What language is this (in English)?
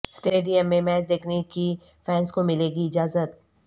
Urdu